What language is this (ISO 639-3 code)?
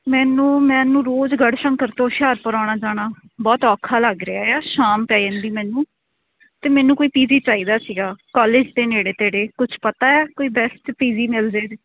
pan